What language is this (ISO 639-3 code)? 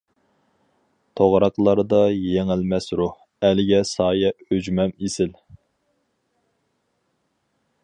uig